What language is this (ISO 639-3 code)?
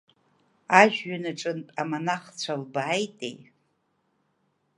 abk